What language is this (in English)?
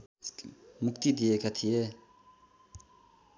Nepali